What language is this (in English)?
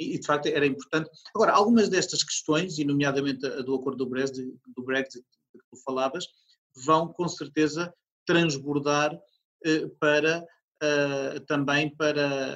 Portuguese